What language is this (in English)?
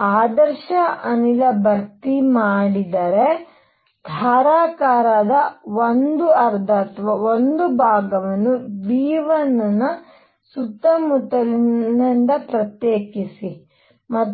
Kannada